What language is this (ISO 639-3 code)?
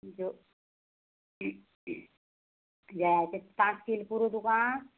kok